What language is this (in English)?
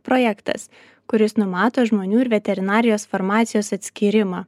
Lithuanian